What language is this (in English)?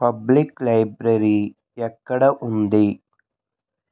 Telugu